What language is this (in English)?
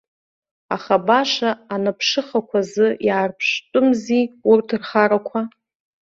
Abkhazian